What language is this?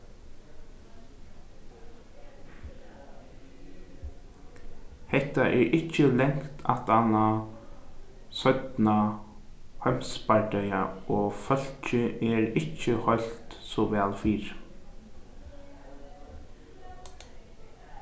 Faroese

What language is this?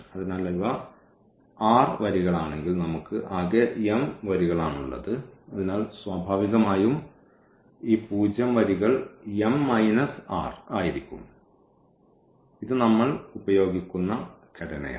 Malayalam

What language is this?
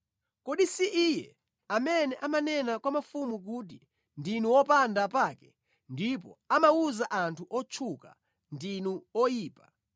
Nyanja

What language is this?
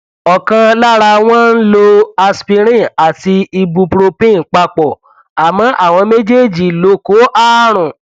Yoruba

